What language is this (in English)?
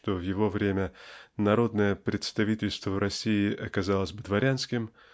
Russian